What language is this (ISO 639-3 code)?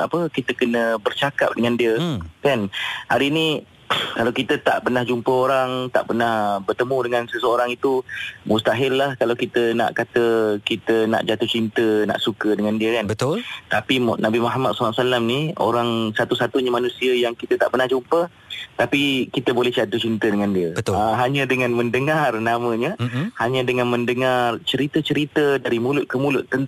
msa